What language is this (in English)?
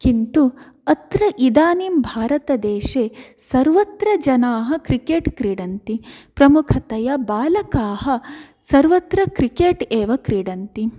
Sanskrit